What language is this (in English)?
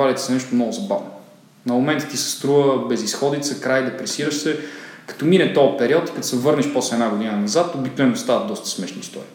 Bulgarian